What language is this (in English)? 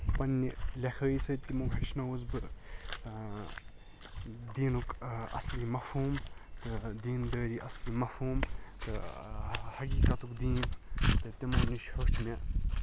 Kashmiri